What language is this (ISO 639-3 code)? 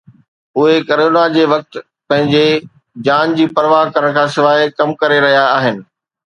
snd